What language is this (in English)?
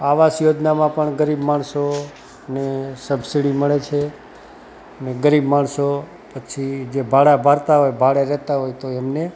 Gujarati